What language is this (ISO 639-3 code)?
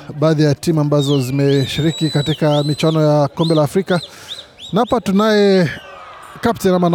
swa